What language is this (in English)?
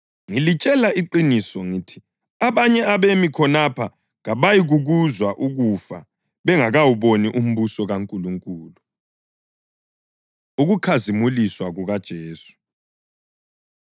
North Ndebele